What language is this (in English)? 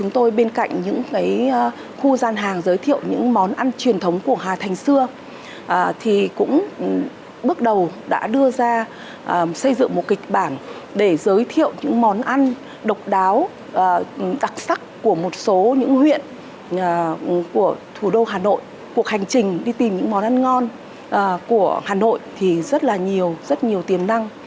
Vietnamese